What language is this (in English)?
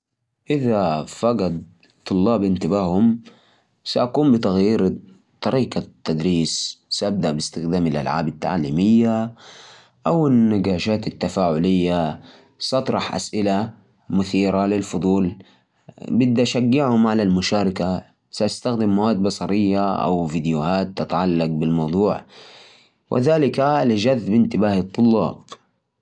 Najdi Arabic